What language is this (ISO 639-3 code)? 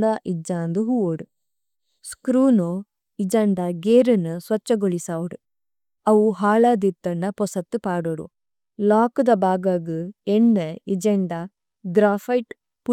tcy